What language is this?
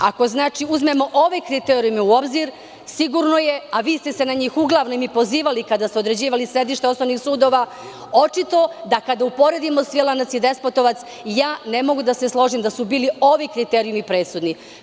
Serbian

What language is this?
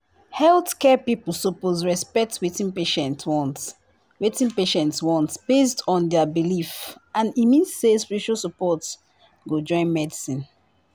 Nigerian Pidgin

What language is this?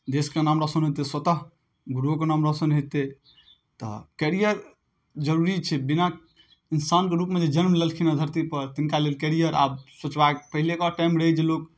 Maithili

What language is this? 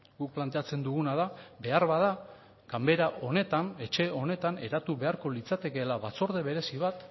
Basque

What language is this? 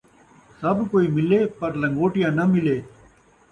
Saraiki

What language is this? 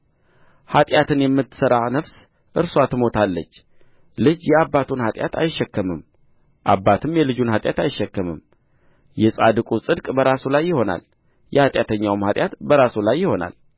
Amharic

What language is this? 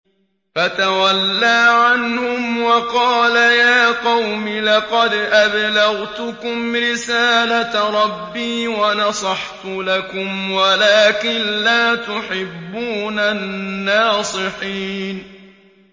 Arabic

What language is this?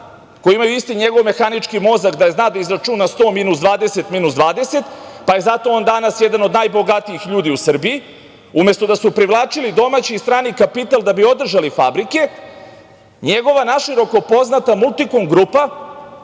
Serbian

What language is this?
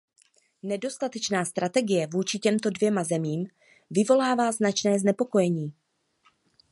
Czech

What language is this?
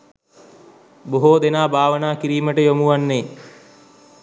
Sinhala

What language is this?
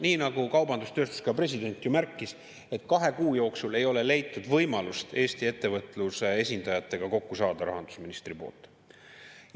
Estonian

